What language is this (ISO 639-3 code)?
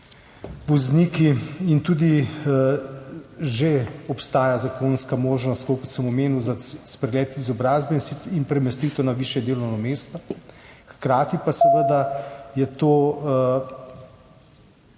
slv